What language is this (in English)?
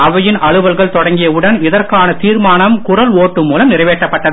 Tamil